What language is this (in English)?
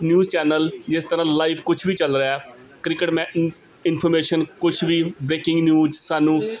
Punjabi